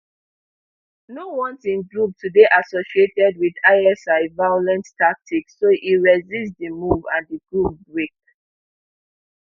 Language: Nigerian Pidgin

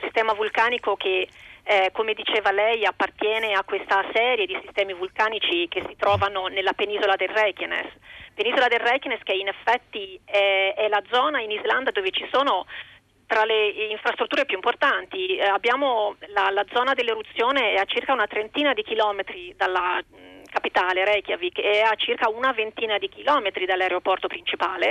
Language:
Italian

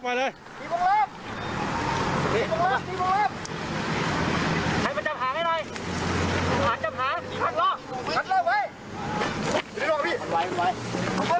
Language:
Thai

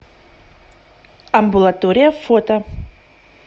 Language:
Russian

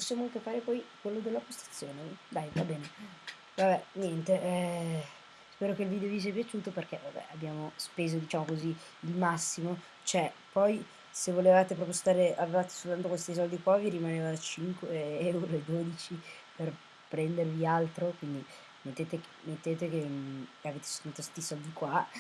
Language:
Italian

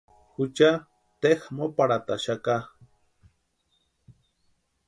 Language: Western Highland Purepecha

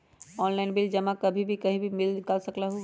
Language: Magahi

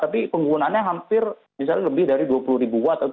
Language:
Indonesian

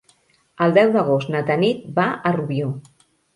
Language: Catalan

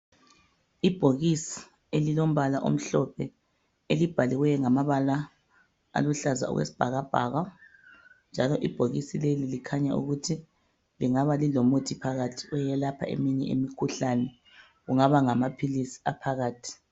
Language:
North Ndebele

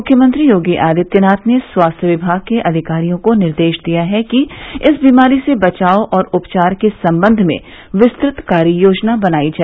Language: Hindi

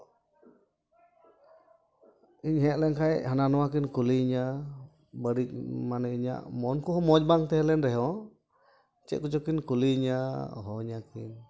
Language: Santali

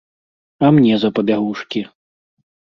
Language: Belarusian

